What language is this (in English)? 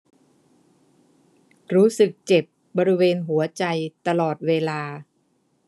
Thai